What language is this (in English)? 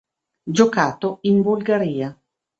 Italian